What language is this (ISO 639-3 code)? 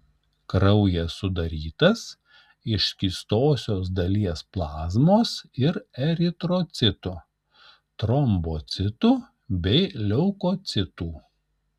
lit